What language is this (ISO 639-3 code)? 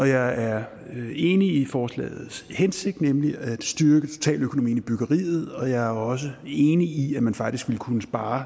dan